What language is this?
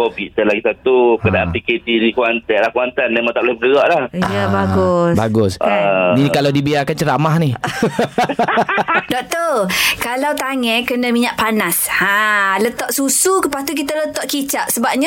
Malay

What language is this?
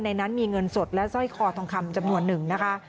Thai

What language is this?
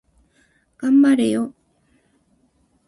Japanese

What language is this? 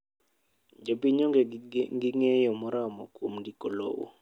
Luo (Kenya and Tanzania)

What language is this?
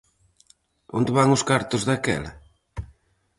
Galician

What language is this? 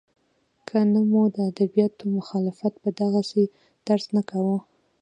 Pashto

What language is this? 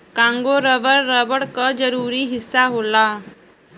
Bhojpuri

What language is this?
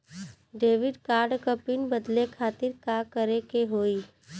Bhojpuri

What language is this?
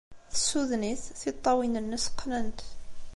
Kabyle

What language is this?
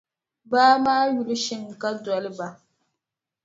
Dagbani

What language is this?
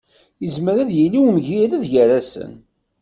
Kabyle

